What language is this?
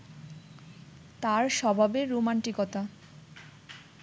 Bangla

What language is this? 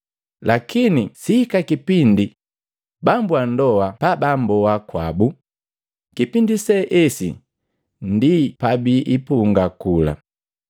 Matengo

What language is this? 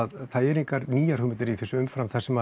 Icelandic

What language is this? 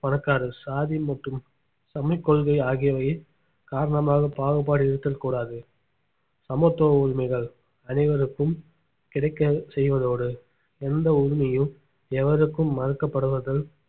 Tamil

